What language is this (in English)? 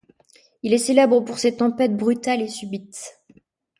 French